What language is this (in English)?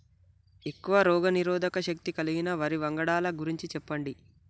Telugu